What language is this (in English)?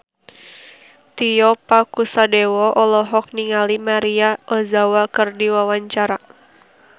Sundanese